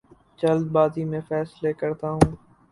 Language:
Urdu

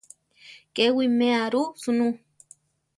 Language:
Central Tarahumara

